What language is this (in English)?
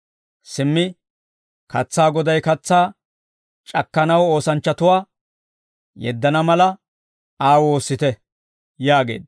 Dawro